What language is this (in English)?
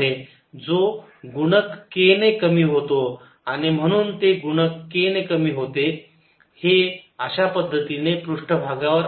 Marathi